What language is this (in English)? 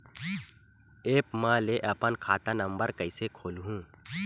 Chhattisgarhi